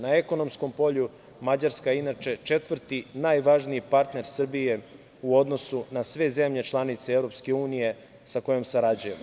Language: Serbian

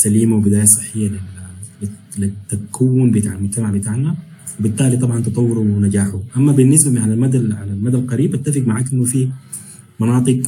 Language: Arabic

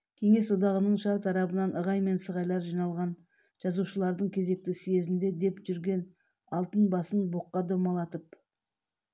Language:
Kazakh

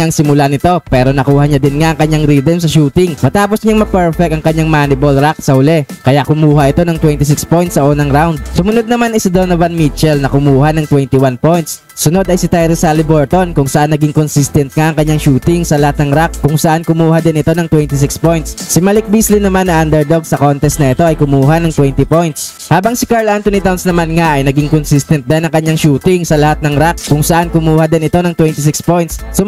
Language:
Filipino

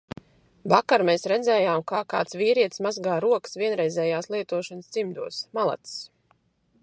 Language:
Latvian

